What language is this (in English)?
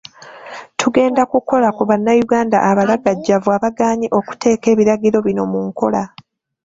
Ganda